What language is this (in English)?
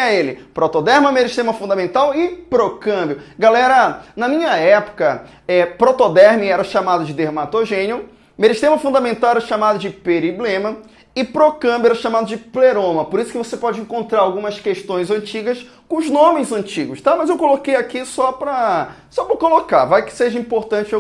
Portuguese